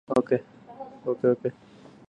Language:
Arabic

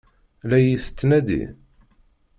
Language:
Kabyle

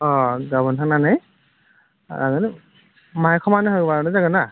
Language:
Bodo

